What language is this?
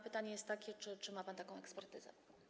Polish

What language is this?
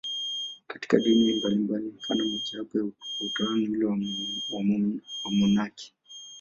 Swahili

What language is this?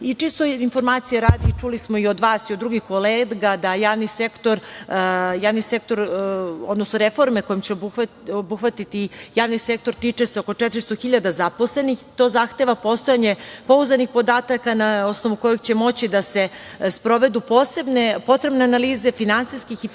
Serbian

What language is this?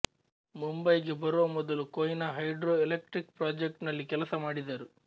Kannada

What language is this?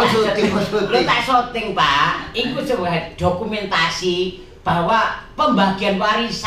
Thai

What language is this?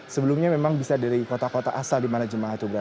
Indonesian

